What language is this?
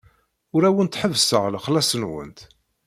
Kabyle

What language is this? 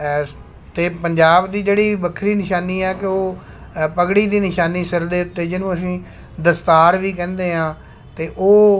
Punjabi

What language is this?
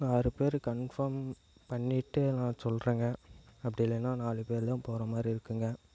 Tamil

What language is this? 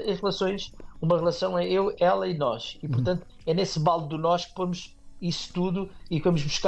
Portuguese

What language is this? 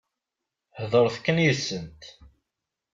Kabyle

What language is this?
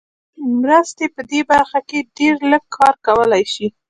Pashto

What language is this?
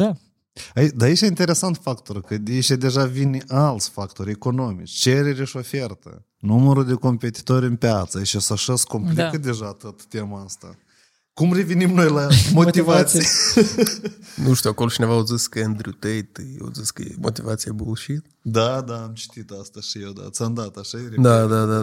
Romanian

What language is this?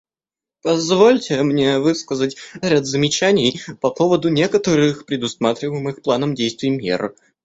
Russian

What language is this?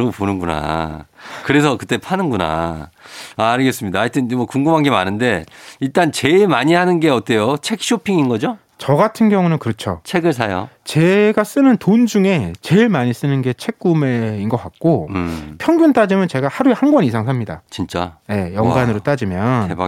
Korean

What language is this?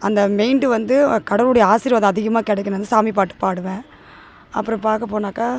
Tamil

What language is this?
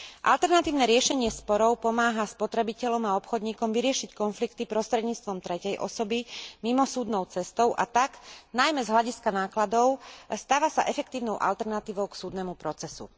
Slovak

